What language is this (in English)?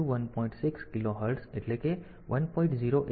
Gujarati